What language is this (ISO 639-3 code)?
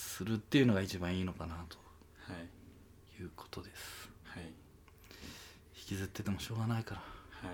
jpn